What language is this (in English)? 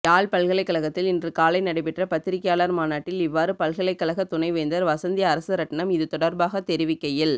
Tamil